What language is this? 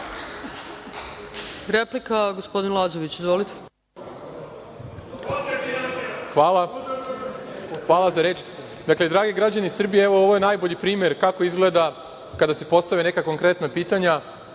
Serbian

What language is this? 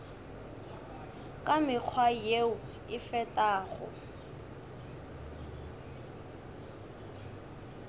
Northern Sotho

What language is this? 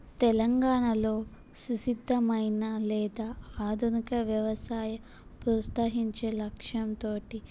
Telugu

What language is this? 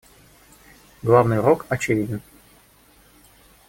Russian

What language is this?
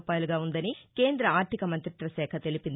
Telugu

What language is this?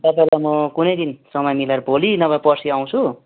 Nepali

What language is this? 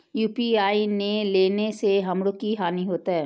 Maithili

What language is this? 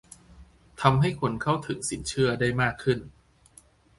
Thai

